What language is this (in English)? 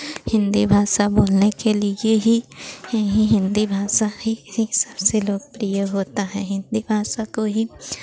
Hindi